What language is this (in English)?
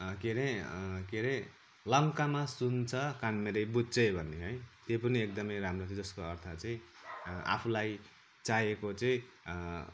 Nepali